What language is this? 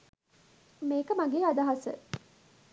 Sinhala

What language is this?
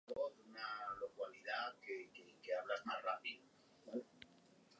Basque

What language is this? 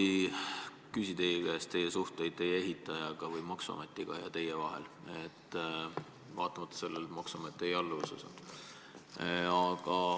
Estonian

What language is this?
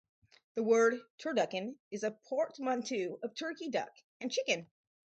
English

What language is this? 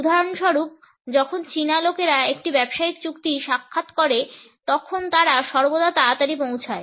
Bangla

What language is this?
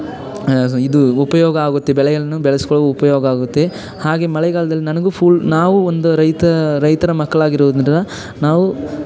Kannada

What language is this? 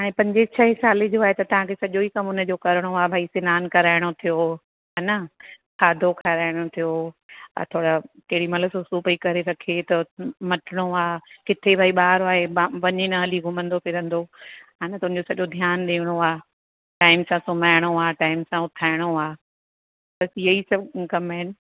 Sindhi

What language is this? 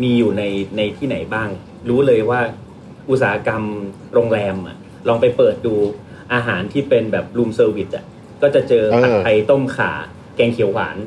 Thai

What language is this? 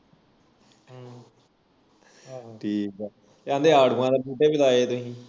Punjabi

